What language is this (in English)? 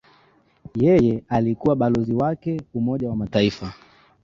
Swahili